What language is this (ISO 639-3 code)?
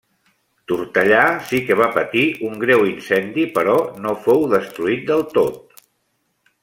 cat